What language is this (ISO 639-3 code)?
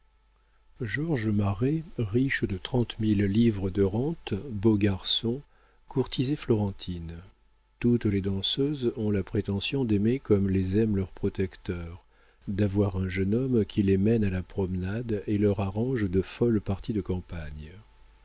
fra